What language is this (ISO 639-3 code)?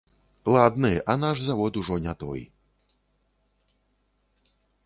bel